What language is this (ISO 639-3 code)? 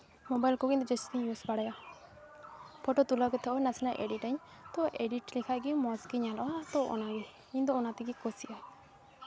sat